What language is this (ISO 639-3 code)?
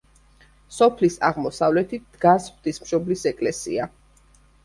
kat